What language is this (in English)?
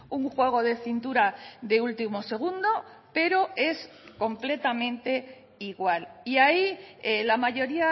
Spanish